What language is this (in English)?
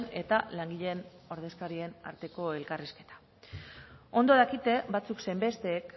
Basque